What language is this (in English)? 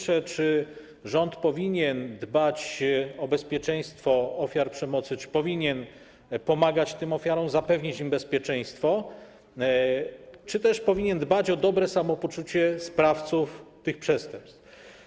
Polish